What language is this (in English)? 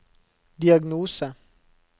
Norwegian